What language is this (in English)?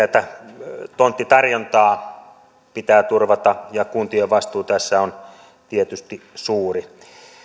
Finnish